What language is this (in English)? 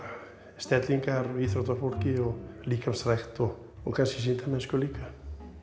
Icelandic